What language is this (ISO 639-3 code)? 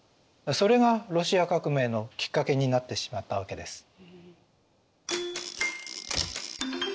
jpn